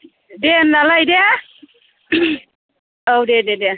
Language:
Bodo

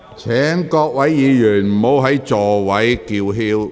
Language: Cantonese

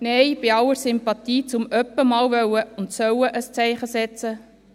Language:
Swiss German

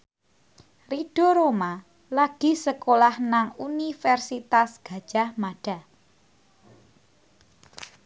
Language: Javanese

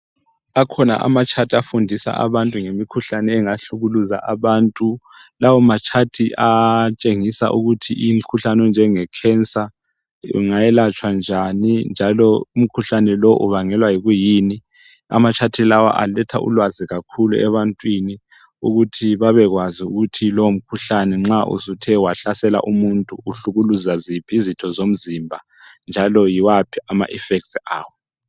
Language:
North Ndebele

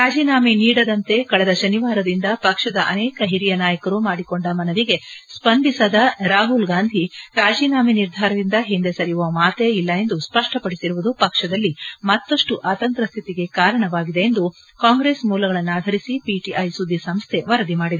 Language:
Kannada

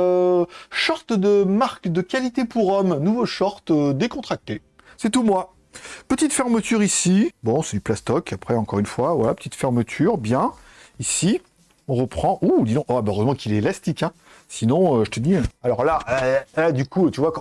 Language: French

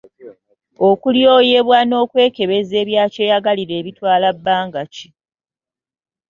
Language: Ganda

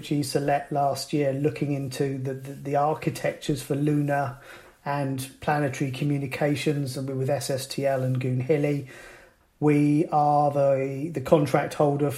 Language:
English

